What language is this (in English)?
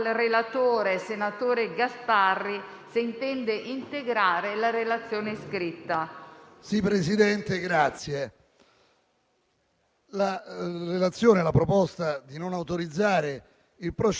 Italian